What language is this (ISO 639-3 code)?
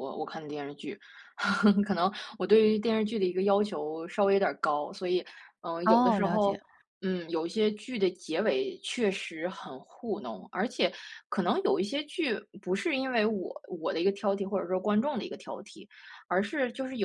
zho